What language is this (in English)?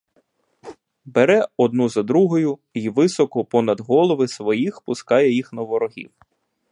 Ukrainian